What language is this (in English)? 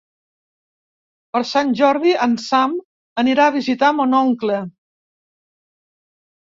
Catalan